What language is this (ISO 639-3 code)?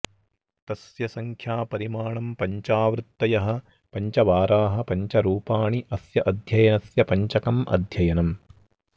san